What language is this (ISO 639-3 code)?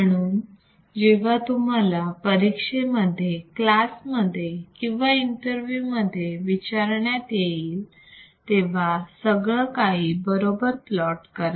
mar